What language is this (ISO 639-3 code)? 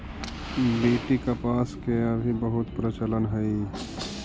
mag